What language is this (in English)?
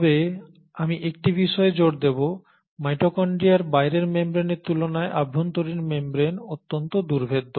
Bangla